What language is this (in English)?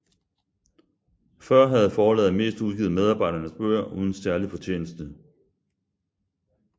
Danish